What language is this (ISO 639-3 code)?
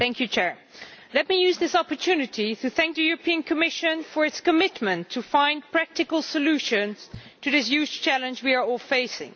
eng